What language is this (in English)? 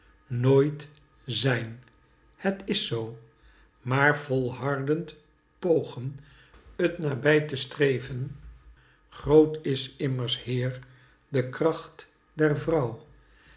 Dutch